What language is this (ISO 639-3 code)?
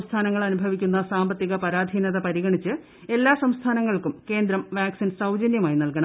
mal